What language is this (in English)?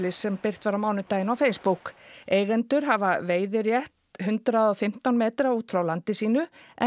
Icelandic